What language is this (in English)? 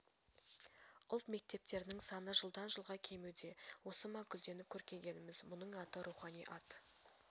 Kazakh